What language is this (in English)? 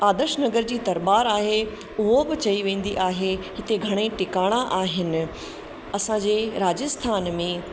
Sindhi